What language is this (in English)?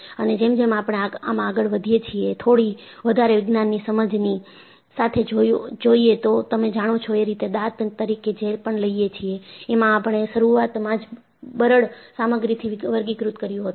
Gujarati